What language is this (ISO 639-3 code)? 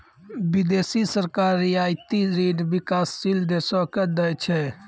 mai